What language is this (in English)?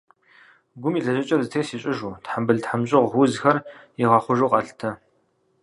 Kabardian